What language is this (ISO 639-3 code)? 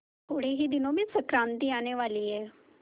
hin